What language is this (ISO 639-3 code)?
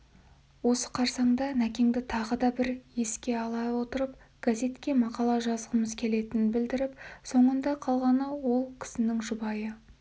kaz